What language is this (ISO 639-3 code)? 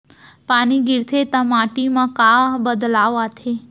hne